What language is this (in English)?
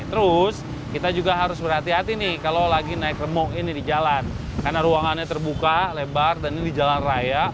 Indonesian